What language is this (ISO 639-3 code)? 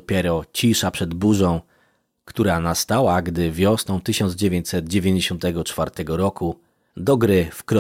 pol